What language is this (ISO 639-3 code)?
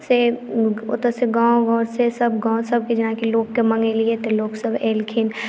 mai